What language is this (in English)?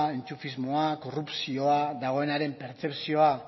Basque